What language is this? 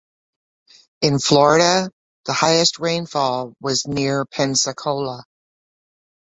English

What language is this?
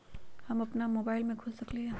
Magahi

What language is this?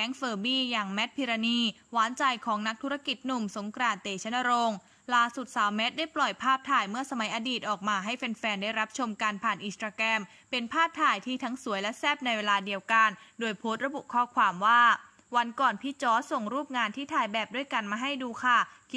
Thai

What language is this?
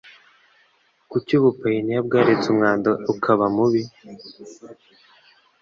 Kinyarwanda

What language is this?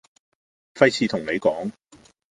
Cantonese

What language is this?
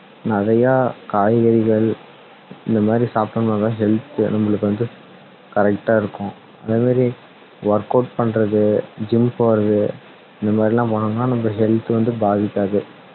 Tamil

